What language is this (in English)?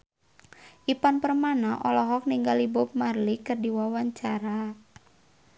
Sundanese